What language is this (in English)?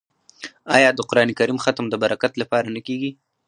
Pashto